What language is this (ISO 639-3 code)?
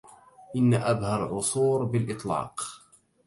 ara